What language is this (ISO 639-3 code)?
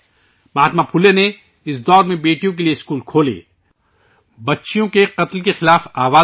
urd